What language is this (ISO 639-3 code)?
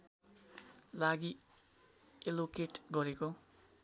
nep